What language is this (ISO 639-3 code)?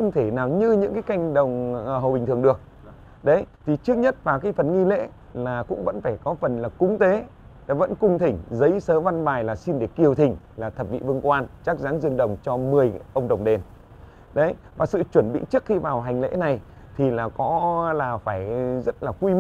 vie